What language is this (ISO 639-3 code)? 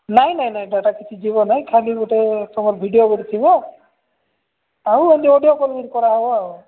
ori